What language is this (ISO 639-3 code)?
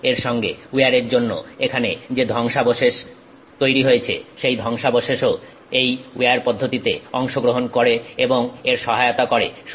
ben